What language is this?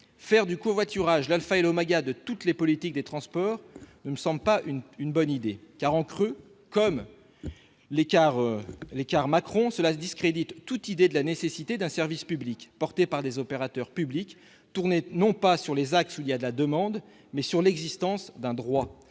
French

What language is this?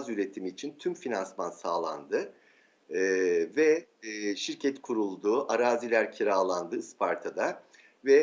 Turkish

